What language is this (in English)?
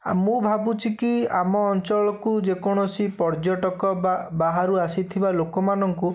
Odia